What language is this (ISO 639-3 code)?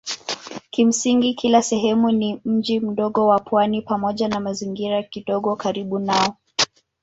swa